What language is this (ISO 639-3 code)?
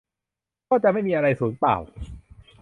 tha